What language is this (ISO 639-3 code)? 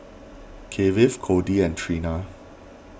eng